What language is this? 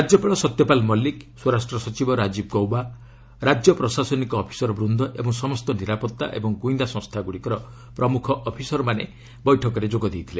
Odia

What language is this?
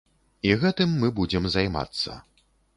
Belarusian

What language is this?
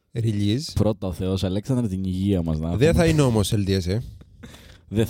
Greek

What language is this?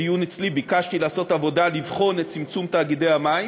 Hebrew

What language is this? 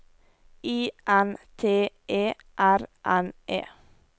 Norwegian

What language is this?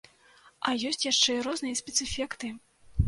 Belarusian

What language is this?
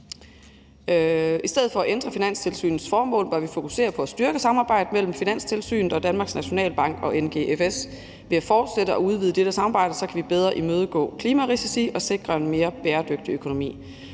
Danish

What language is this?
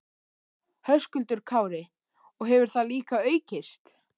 Icelandic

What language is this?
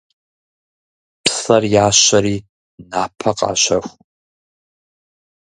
Kabardian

